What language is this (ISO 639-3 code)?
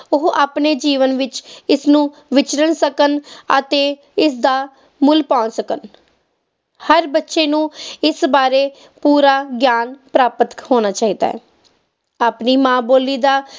pan